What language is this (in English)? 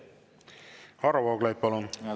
Estonian